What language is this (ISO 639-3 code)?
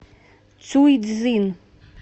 rus